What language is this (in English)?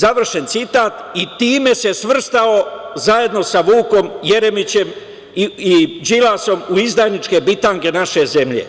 Serbian